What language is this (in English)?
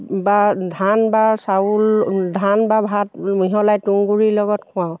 Assamese